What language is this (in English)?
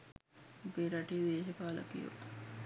Sinhala